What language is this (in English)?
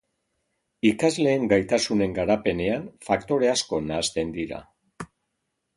Basque